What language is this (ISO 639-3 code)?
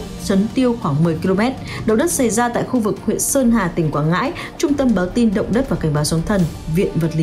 vie